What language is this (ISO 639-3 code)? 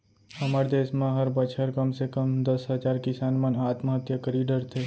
hne